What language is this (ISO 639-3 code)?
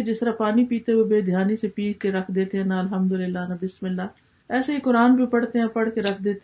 urd